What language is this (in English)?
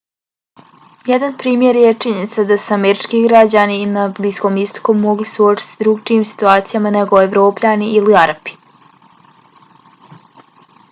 Bosnian